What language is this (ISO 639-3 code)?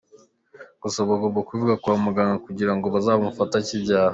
kin